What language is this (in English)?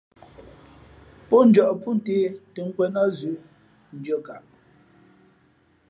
Fe'fe'